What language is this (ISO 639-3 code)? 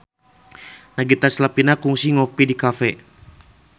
sun